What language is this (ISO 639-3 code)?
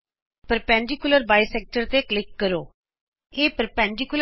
pan